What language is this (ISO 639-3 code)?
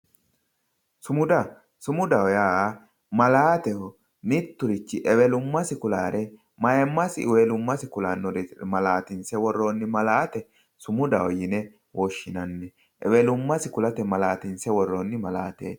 sid